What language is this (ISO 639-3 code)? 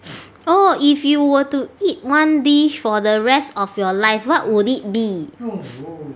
eng